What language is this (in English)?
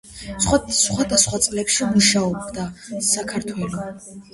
Georgian